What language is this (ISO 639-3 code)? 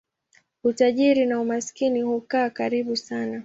swa